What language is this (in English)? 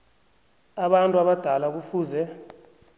South Ndebele